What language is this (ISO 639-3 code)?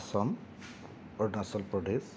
brx